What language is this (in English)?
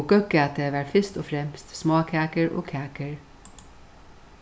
Faroese